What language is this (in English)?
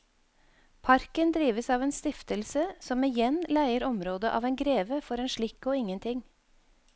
Norwegian